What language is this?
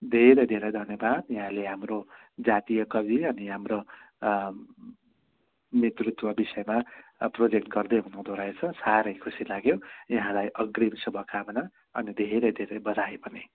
Nepali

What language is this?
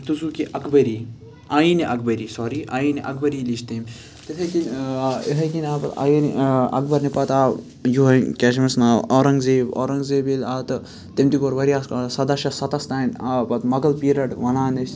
Kashmiri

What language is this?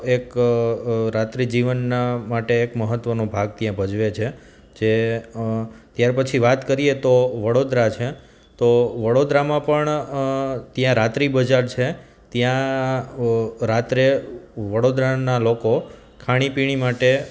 Gujarati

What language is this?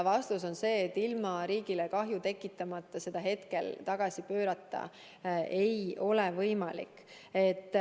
Estonian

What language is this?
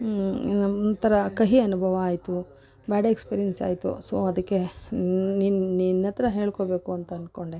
Kannada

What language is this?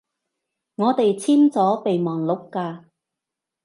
Cantonese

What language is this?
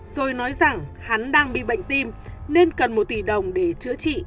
Vietnamese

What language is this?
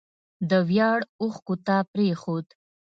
Pashto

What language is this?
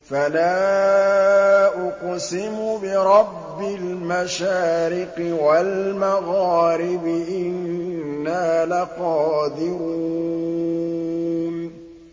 Arabic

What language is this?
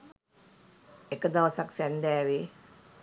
Sinhala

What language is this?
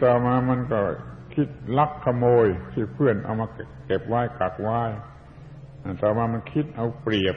Thai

